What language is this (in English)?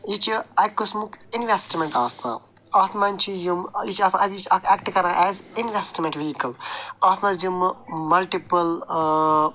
Kashmiri